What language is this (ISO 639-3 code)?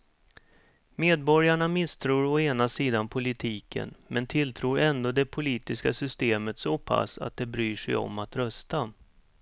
swe